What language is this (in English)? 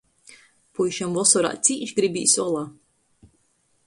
Latgalian